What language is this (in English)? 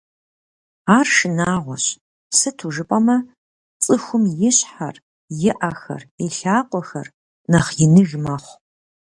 Kabardian